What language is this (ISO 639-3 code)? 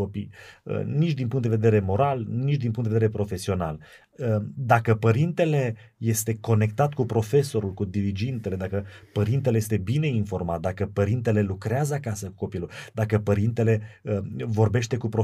ron